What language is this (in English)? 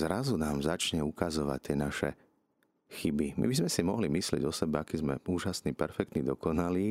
Slovak